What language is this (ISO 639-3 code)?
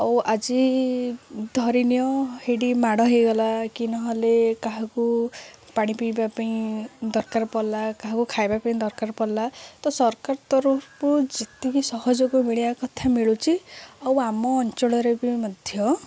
ori